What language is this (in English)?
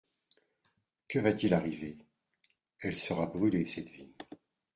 French